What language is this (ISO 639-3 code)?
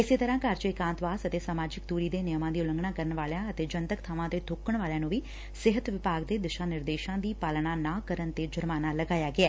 pan